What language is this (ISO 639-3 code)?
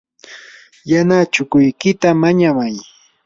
qur